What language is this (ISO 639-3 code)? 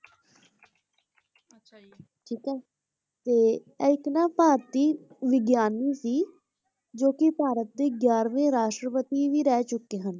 pan